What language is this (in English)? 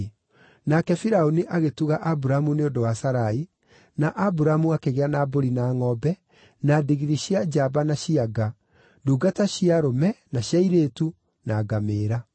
Kikuyu